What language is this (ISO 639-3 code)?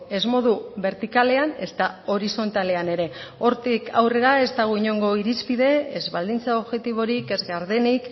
eus